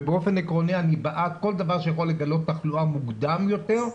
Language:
Hebrew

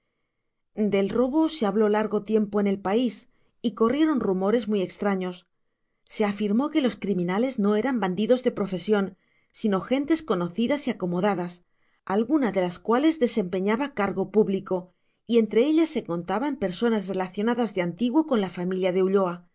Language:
Spanish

